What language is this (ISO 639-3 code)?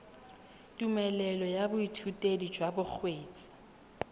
tsn